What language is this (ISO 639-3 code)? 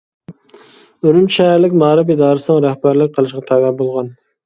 uig